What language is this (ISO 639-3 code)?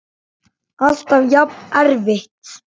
isl